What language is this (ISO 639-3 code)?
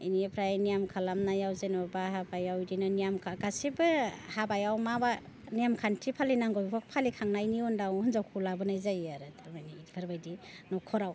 brx